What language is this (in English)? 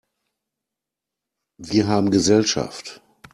German